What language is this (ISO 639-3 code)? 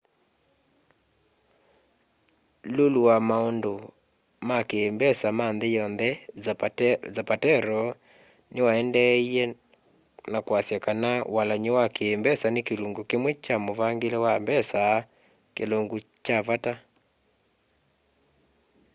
kam